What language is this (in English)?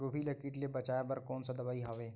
Chhattisgarhi